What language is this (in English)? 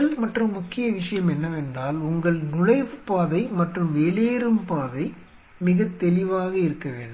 Tamil